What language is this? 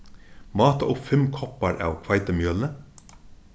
Faroese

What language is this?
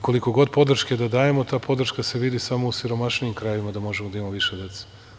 Serbian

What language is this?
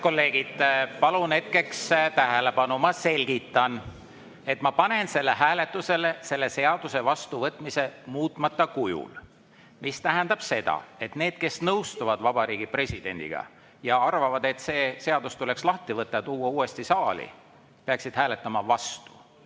Estonian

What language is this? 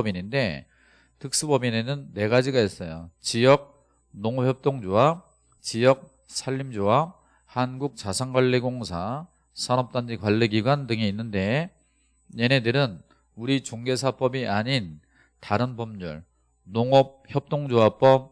Korean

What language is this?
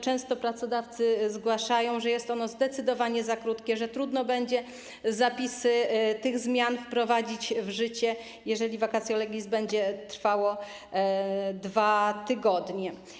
Polish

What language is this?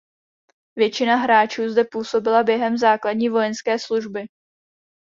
Czech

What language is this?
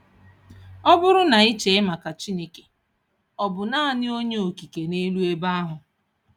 Igbo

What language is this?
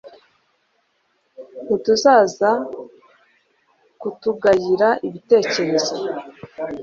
Kinyarwanda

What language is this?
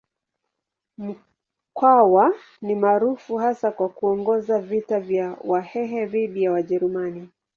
Swahili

